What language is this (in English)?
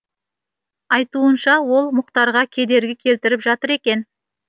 Kazakh